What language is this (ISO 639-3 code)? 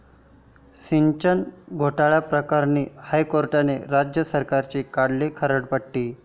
mar